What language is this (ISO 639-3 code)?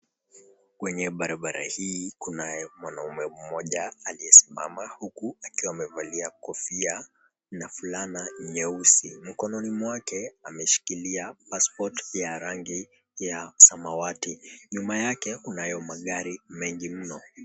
swa